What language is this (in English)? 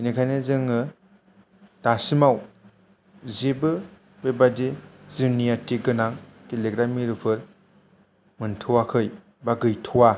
Bodo